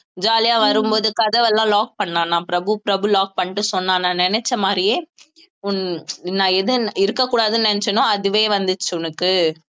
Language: Tamil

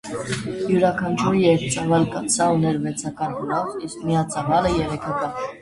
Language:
Armenian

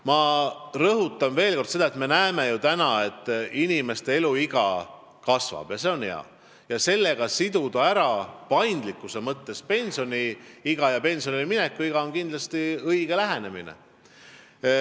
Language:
Estonian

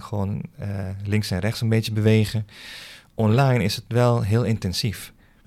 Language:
Dutch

